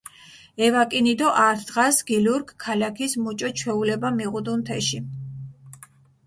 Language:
Mingrelian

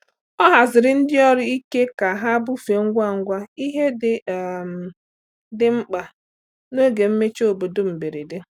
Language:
Igbo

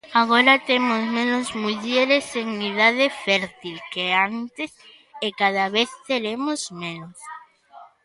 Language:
Galician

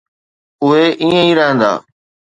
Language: Sindhi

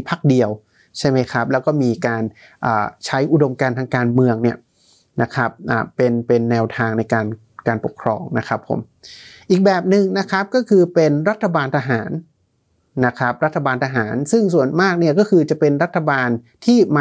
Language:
Thai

